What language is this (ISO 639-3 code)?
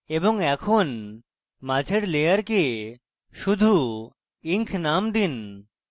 ben